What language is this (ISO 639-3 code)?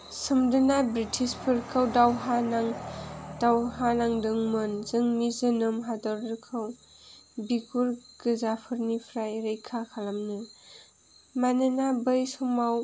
brx